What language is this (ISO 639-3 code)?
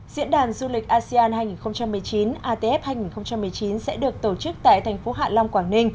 vie